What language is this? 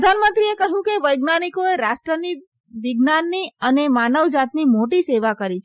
Gujarati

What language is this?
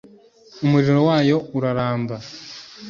Kinyarwanda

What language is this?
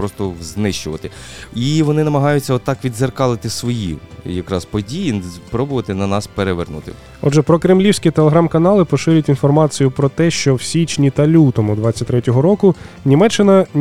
Ukrainian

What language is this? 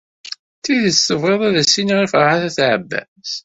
Kabyle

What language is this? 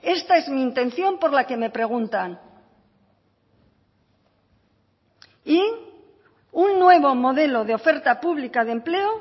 Spanish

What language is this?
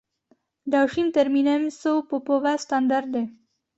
Czech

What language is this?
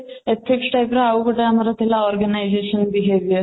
Odia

